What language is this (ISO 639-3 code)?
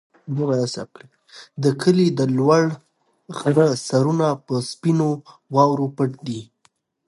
pus